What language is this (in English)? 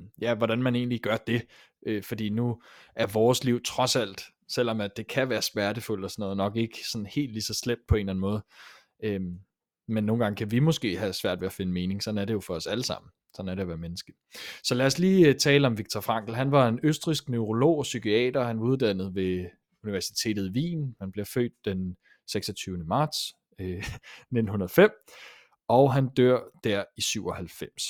Danish